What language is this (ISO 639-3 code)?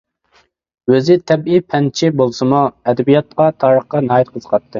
uig